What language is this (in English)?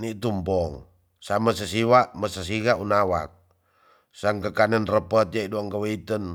Tonsea